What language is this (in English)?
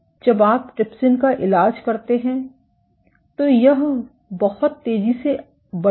Hindi